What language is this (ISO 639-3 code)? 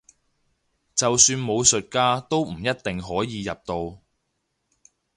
yue